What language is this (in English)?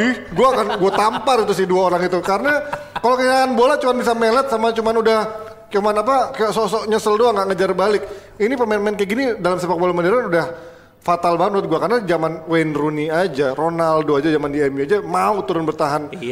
Indonesian